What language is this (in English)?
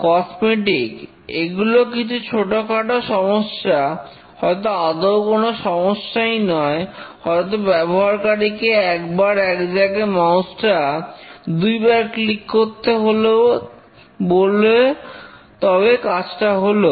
Bangla